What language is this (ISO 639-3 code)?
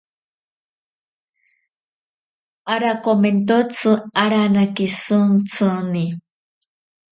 prq